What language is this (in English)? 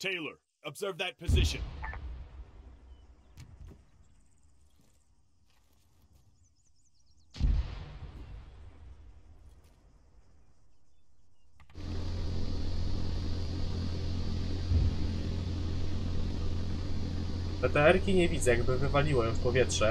Polish